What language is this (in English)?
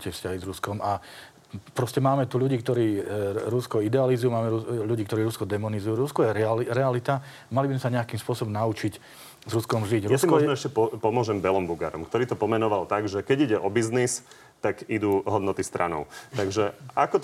Slovak